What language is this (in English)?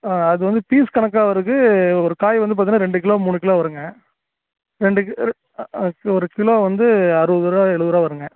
Tamil